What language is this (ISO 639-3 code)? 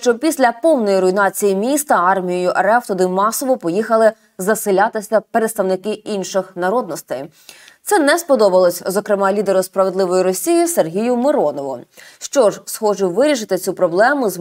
ukr